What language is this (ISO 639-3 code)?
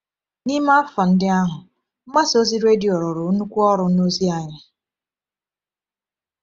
ibo